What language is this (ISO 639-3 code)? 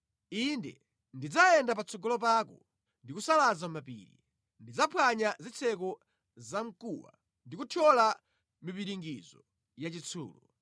nya